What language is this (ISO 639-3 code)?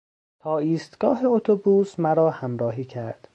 fas